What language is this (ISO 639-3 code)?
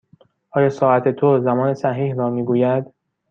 fas